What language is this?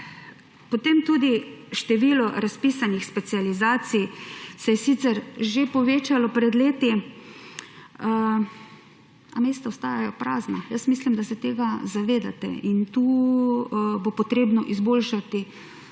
Slovenian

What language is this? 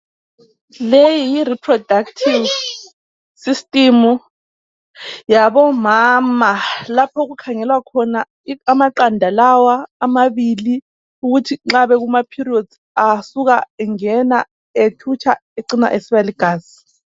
North Ndebele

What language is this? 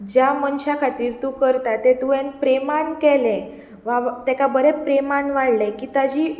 Konkani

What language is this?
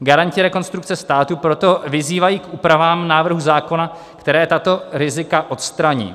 Czech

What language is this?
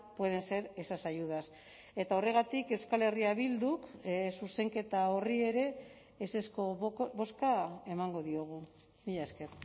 Basque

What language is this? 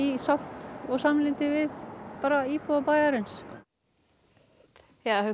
Icelandic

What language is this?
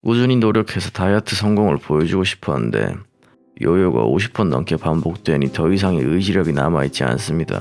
Korean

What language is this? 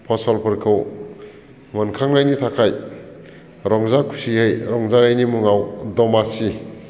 Bodo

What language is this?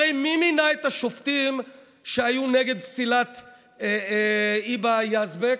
Hebrew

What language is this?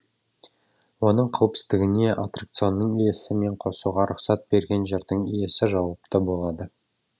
Kazakh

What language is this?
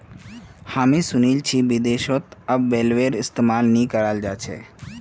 Magahi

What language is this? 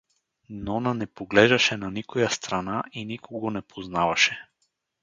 Bulgarian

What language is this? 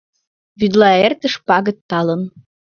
Mari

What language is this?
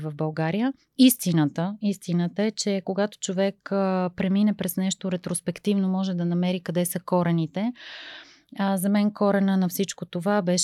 Bulgarian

